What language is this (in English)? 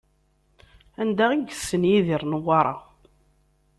Kabyle